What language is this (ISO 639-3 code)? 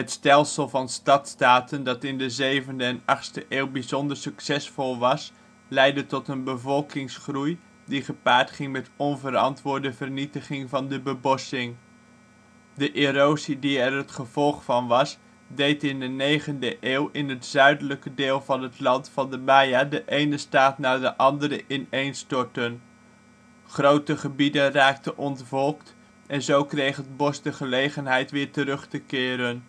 nld